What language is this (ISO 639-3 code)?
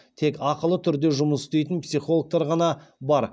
kaz